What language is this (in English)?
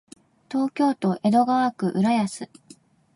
Japanese